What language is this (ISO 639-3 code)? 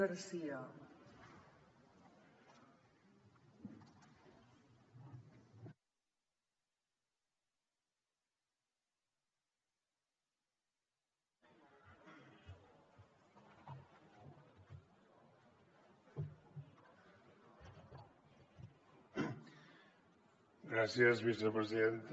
cat